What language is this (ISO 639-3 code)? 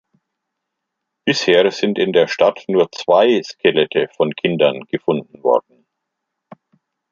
deu